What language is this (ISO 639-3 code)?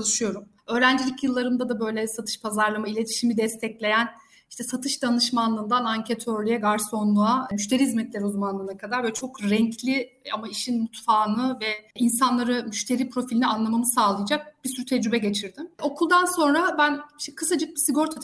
tur